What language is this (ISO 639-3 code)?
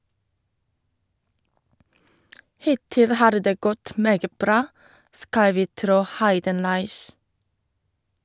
nor